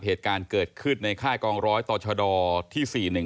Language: Thai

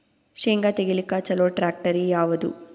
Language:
Kannada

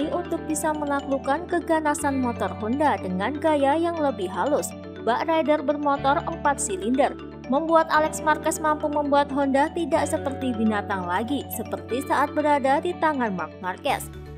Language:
Indonesian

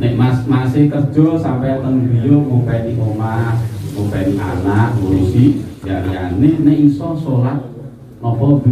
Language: Indonesian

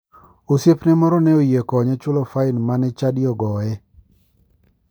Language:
Luo (Kenya and Tanzania)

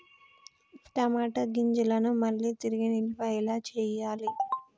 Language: Telugu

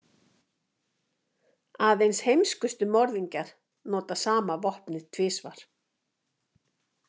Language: Icelandic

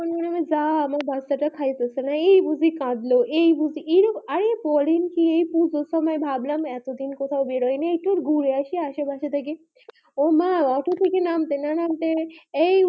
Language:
Bangla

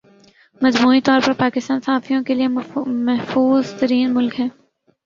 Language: Urdu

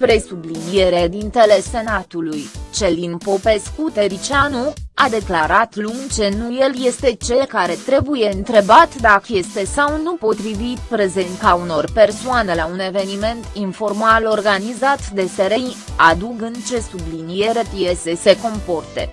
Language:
Romanian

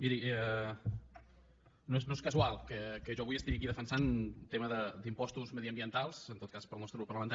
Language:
Catalan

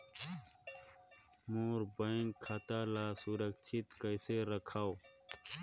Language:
Chhattisgarhi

